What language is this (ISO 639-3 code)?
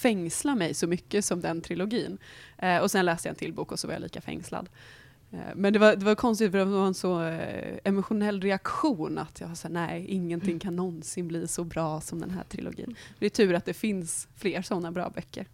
swe